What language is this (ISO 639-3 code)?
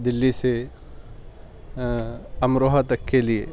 urd